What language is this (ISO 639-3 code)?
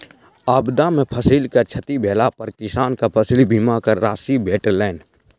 mai